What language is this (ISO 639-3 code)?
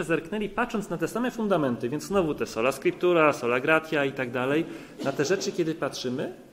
pol